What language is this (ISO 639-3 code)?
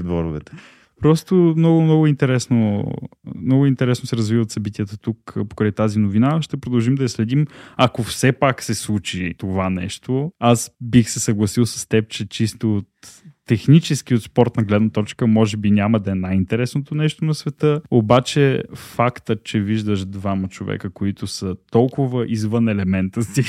bul